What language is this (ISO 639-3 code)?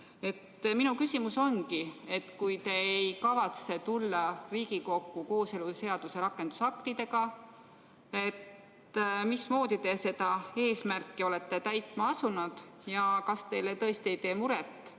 est